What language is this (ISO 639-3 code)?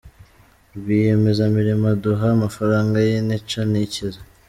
kin